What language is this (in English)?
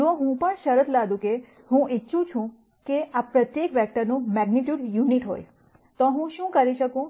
Gujarati